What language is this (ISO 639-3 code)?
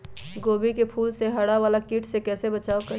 mag